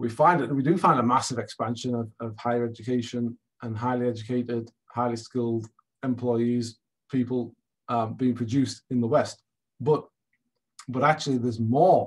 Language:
English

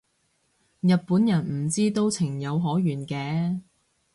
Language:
Cantonese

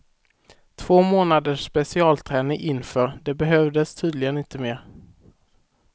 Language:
Swedish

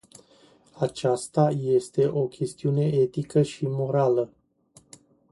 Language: Romanian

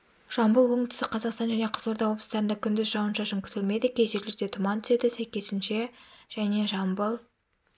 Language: Kazakh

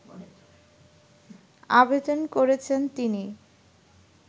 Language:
Bangla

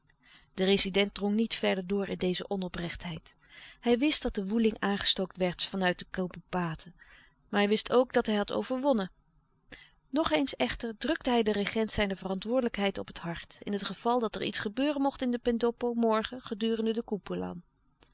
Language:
Dutch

